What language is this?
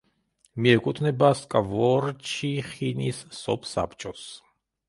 Georgian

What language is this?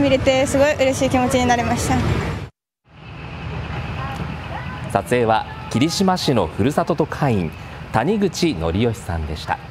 Japanese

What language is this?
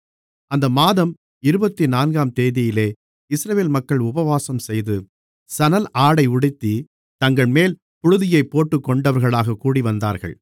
Tamil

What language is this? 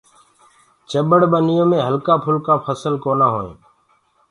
Gurgula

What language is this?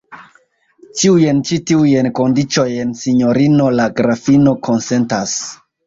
Esperanto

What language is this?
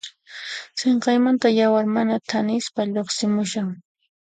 Puno Quechua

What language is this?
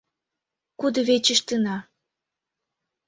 Mari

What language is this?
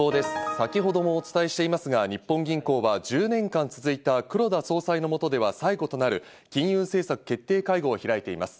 Japanese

